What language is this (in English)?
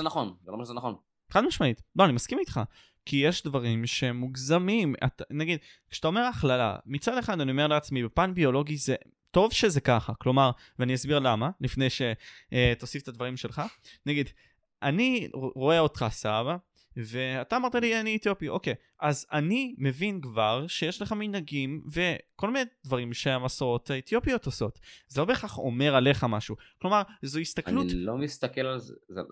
Hebrew